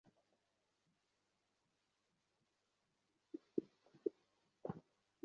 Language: Bangla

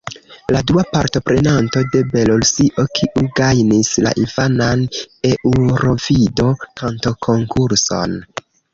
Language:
Esperanto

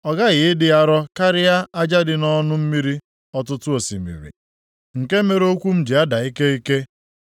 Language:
Igbo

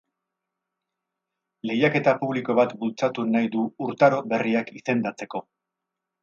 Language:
Basque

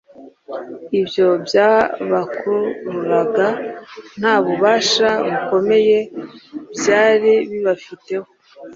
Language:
Kinyarwanda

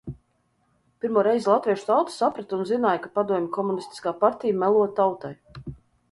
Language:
Latvian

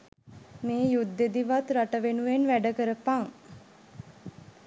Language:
Sinhala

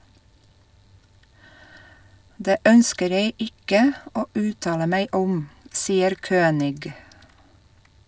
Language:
Norwegian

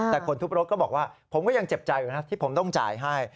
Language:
Thai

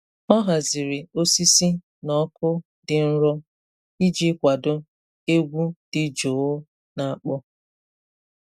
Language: Igbo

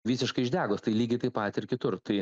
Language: Lithuanian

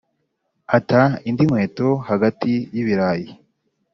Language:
Kinyarwanda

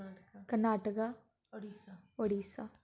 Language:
Dogri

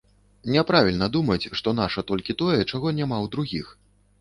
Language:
Belarusian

